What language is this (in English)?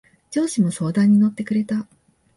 Japanese